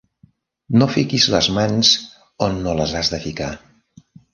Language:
Catalan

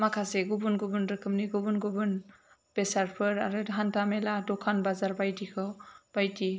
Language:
Bodo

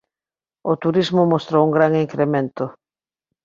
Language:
Galician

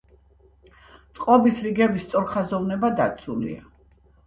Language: Georgian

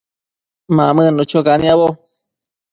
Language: Matsés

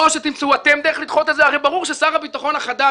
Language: Hebrew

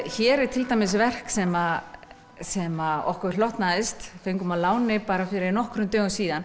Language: Icelandic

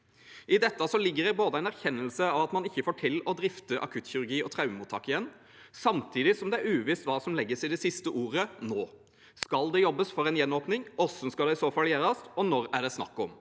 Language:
Norwegian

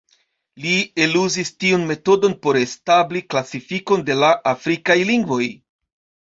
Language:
Esperanto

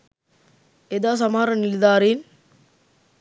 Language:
Sinhala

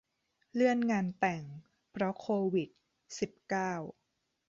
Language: Thai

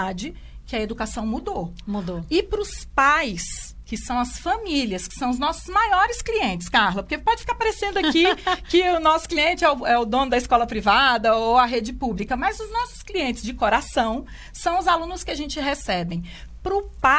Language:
Portuguese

